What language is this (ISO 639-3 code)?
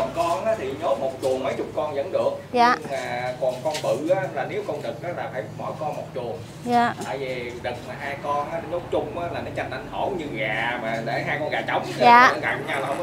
vie